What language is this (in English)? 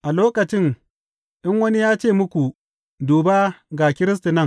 Hausa